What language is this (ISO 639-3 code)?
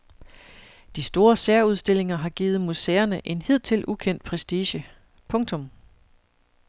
dan